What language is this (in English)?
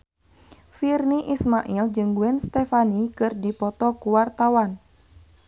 Sundanese